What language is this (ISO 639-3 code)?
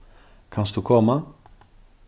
fao